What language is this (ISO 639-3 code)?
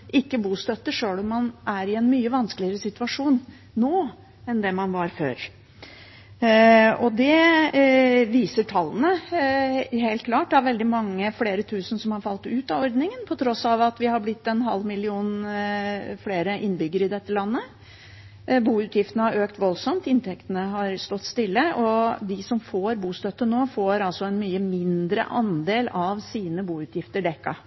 nob